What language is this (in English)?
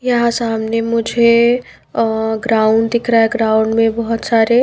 Hindi